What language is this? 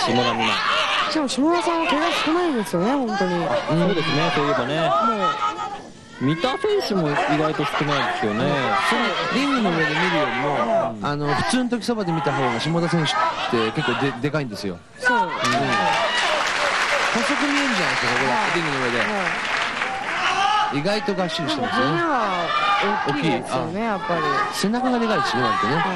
Japanese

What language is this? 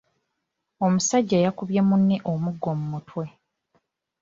Ganda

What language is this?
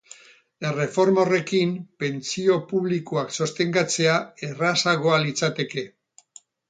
Basque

